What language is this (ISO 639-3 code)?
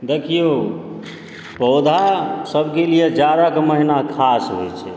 mai